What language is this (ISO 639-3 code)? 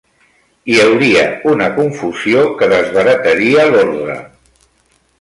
cat